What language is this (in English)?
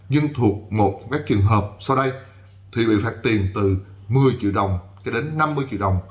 Vietnamese